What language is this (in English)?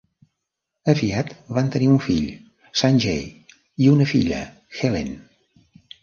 Catalan